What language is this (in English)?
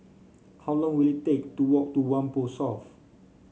English